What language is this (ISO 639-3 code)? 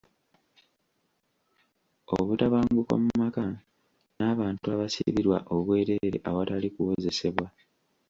lug